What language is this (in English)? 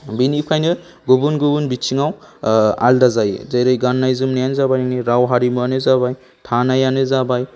Bodo